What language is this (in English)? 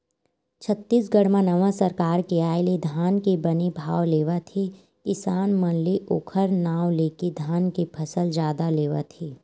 Chhattisgarhi